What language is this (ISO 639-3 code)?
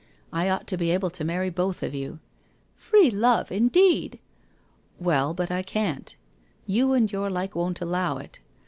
eng